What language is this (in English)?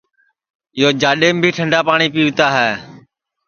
Sansi